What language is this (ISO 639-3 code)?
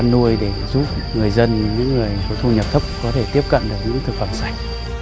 vie